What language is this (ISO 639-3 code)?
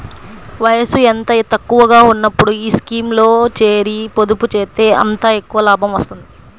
tel